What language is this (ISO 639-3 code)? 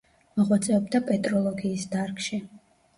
kat